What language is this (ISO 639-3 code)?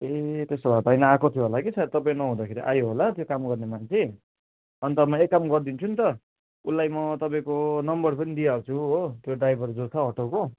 nep